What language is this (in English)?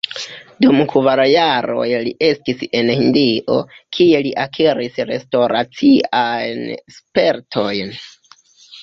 Esperanto